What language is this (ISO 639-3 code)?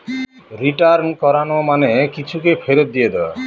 ben